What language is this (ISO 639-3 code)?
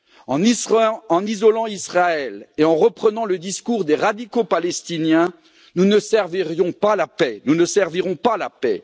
fra